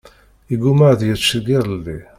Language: Kabyle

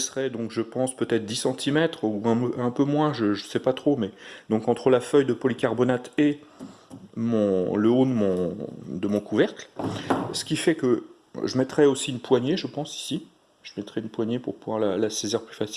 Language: French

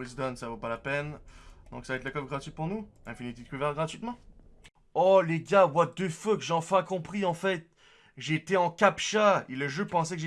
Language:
French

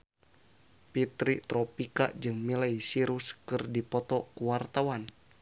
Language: Sundanese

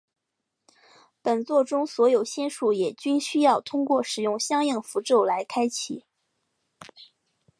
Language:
Chinese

